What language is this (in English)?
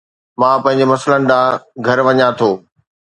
Sindhi